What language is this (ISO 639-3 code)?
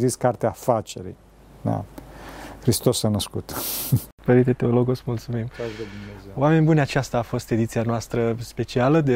ron